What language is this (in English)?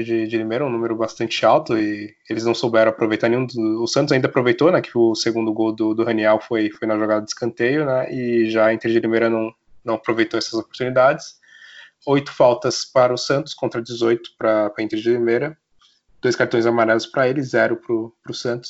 Portuguese